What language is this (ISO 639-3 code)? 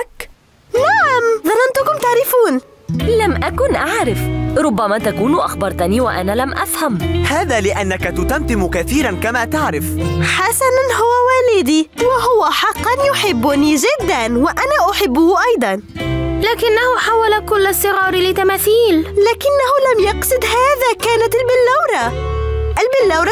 ara